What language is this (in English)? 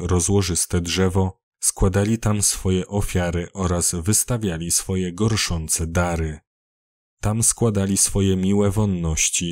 Polish